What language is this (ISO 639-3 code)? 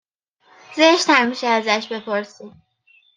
fas